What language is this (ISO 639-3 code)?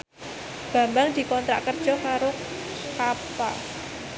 jav